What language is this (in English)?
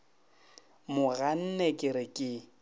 Northern Sotho